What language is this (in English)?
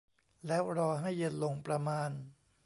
Thai